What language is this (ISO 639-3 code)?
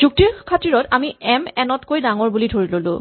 asm